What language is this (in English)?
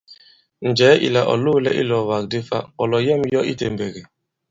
Bankon